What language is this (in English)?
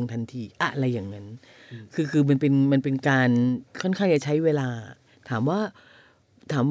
Thai